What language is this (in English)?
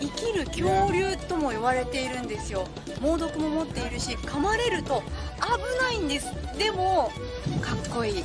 Japanese